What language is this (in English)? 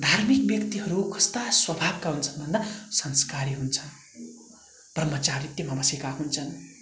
Nepali